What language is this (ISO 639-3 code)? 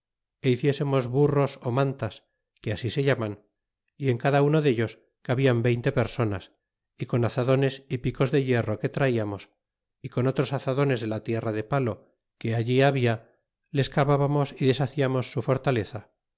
spa